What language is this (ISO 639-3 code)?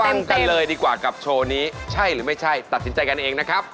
tha